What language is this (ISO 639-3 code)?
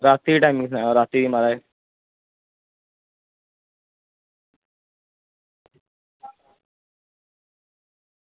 doi